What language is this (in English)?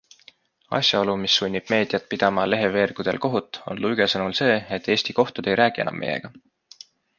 Estonian